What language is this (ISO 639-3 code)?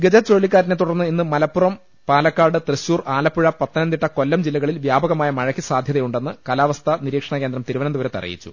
mal